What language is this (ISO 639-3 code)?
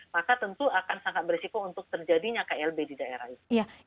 ind